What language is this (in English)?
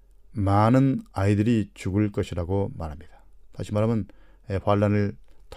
Korean